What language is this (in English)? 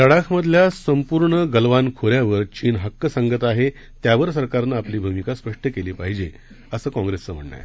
Marathi